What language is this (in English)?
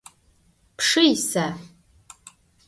Adyghe